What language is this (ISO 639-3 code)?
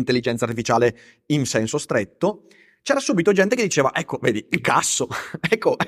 ita